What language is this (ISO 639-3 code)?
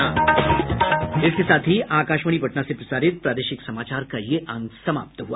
hin